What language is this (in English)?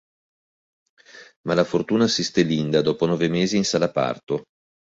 Italian